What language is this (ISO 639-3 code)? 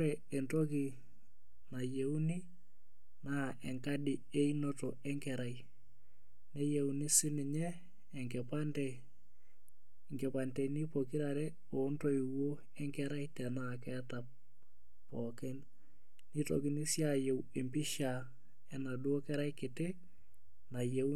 mas